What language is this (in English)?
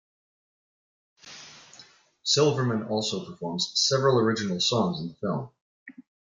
English